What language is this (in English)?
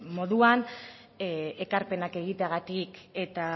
Basque